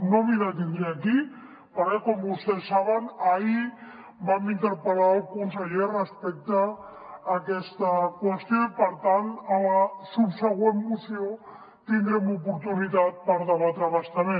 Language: Catalan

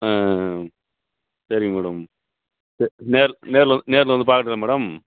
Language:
Tamil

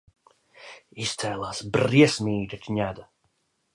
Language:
Latvian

